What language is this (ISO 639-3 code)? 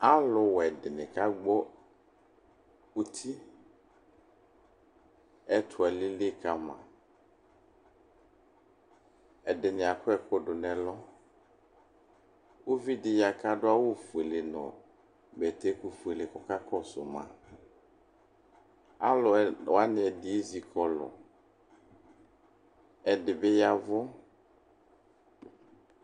kpo